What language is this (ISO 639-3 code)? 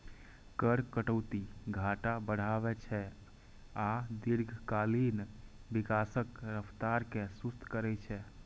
mai